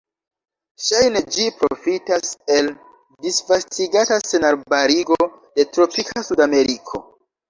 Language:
Esperanto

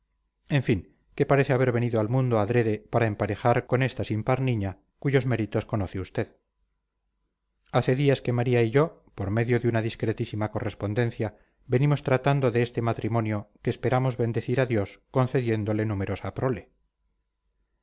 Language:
Spanish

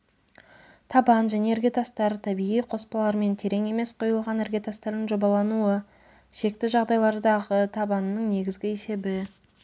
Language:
Kazakh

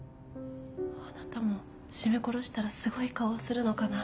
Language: Japanese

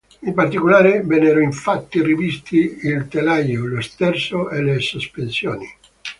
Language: Italian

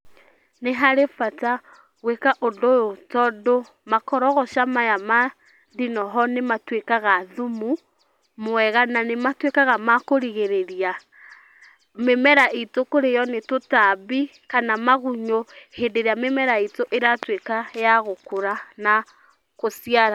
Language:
Kikuyu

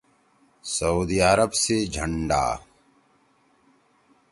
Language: Torwali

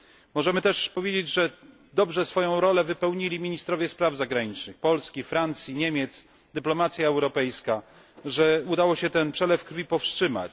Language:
Polish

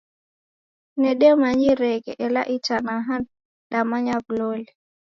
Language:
Taita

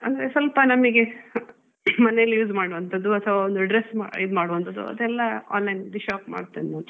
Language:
Kannada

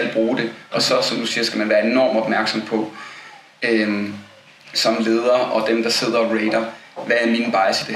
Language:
Danish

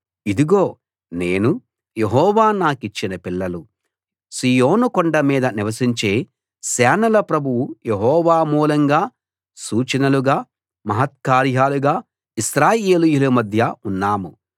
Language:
Telugu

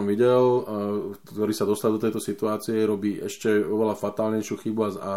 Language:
Slovak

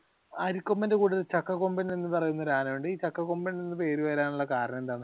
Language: Malayalam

